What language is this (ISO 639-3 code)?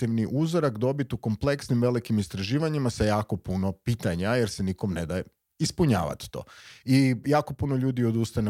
hrv